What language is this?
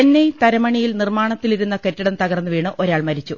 Malayalam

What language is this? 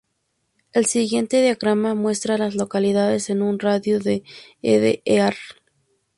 Spanish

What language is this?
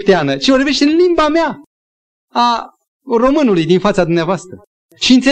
Romanian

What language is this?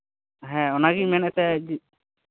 Santali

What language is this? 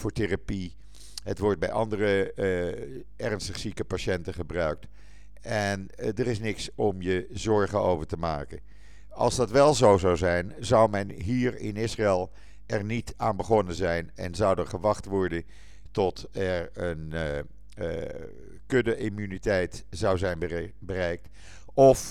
Dutch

